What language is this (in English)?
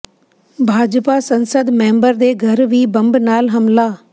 Punjabi